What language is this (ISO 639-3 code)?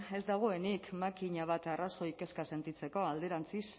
eus